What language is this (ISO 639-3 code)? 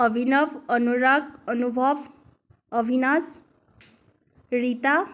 asm